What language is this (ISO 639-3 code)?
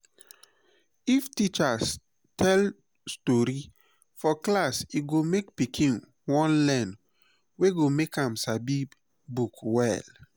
pcm